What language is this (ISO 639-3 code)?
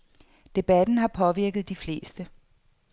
dan